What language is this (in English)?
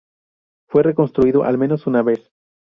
Spanish